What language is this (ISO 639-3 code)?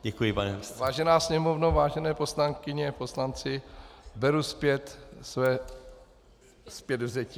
ces